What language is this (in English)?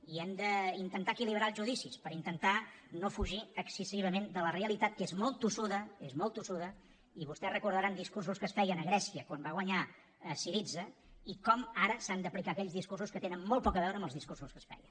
Catalan